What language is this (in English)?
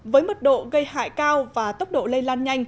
Vietnamese